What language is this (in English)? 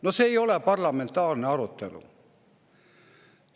Estonian